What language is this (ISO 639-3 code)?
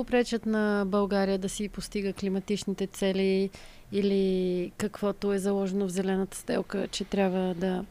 bul